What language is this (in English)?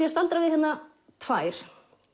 Icelandic